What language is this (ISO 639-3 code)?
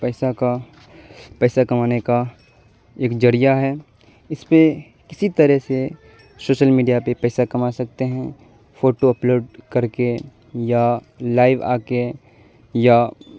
urd